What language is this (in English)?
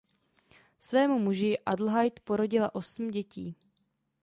Czech